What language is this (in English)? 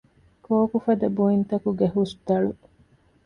Divehi